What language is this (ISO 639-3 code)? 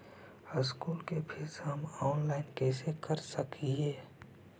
mag